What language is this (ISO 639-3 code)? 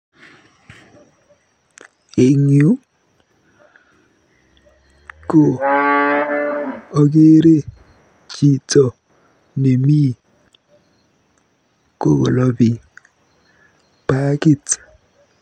kln